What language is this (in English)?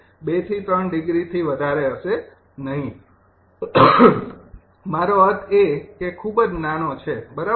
Gujarati